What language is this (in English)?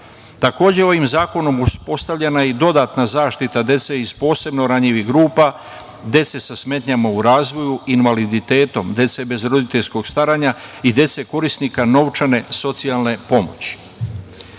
Serbian